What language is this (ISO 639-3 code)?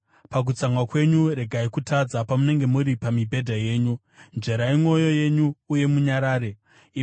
sna